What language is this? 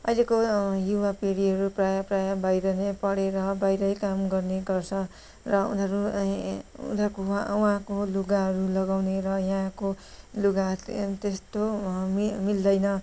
Nepali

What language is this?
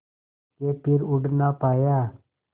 Hindi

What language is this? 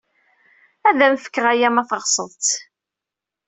Kabyle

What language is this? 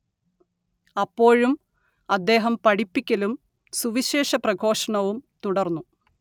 Malayalam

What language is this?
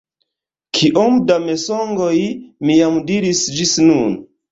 Esperanto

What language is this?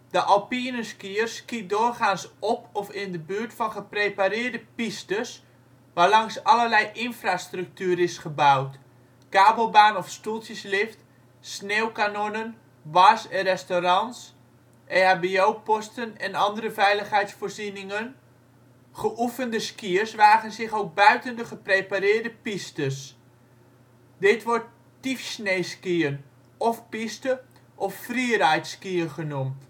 Dutch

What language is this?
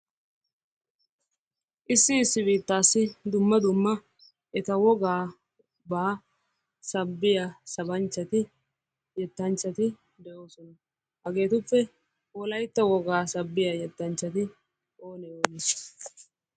Wolaytta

